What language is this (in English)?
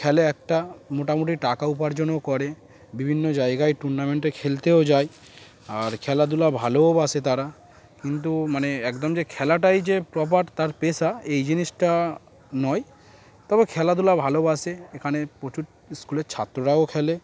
Bangla